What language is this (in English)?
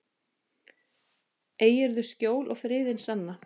Icelandic